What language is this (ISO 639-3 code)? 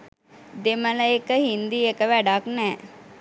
sin